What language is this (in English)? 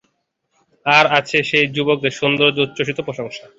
Bangla